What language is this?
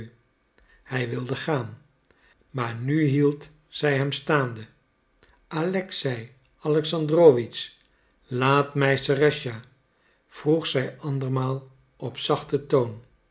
Dutch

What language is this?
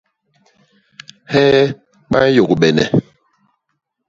Basaa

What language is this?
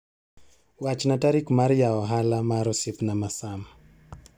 Luo (Kenya and Tanzania)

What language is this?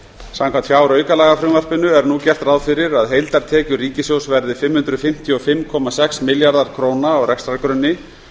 Icelandic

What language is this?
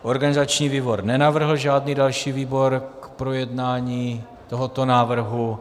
Czech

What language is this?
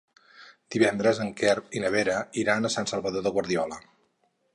Catalan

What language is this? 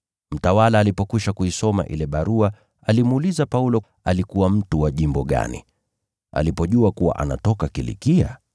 Swahili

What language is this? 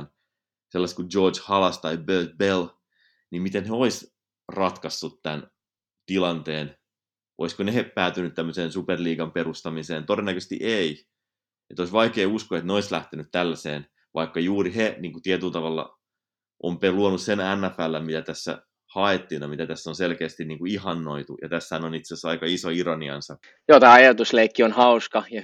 Finnish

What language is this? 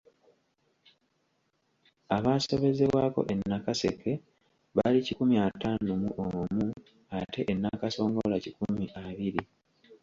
Ganda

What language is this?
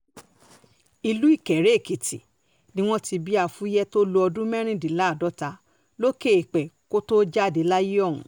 Yoruba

